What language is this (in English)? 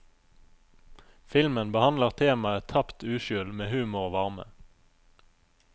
Norwegian